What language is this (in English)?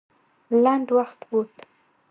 Pashto